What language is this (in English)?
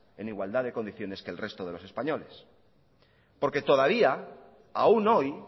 Spanish